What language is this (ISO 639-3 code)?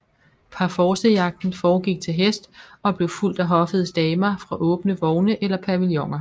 dan